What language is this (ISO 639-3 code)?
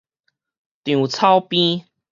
nan